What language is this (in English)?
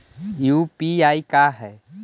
Magahi